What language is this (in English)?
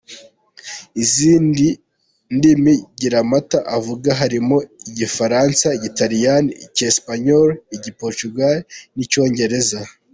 Kinyarwanda